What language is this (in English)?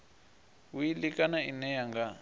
Venda